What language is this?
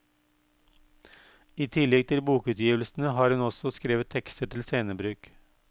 Norwegian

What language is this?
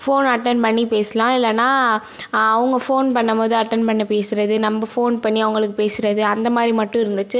Tamil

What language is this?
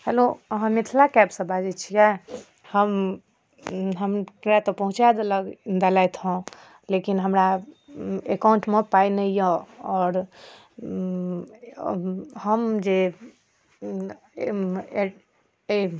Maithili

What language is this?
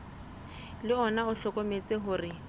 Southern Sotho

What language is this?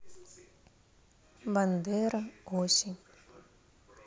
Russian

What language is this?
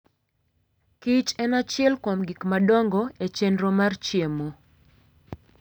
Luo (Kenya and Tanzania)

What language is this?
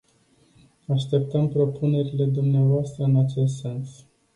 Romanian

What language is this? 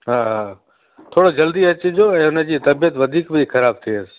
Sindhi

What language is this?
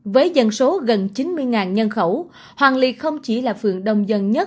Vietnamese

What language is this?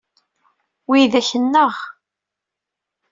Kabyle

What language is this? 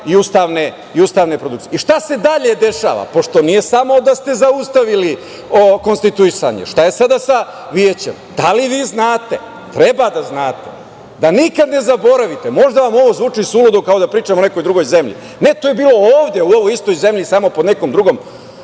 Serbian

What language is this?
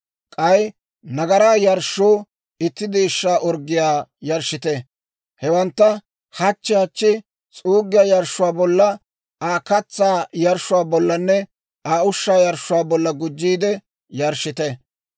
Dawro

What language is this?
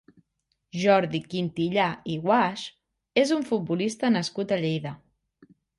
Catalan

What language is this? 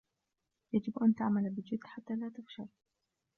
Arabic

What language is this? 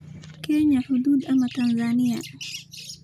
Somali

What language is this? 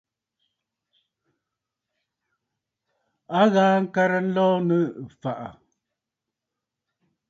Bafut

